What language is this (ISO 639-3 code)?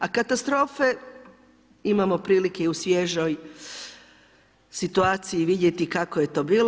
hrv